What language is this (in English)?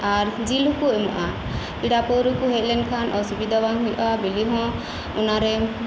Santali